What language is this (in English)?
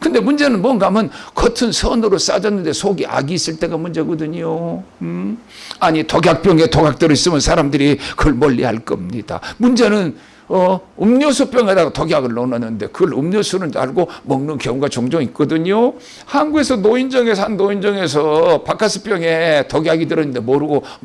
Korean